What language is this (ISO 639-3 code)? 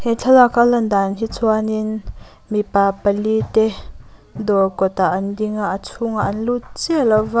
lus